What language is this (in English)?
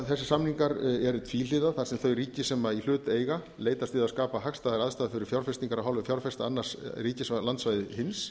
Icelandic